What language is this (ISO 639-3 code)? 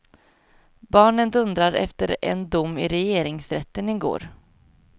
swe